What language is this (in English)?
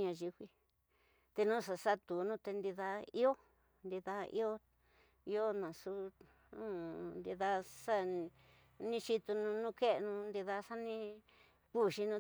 Tidaá Mixtec